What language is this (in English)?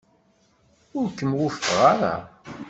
Kabyle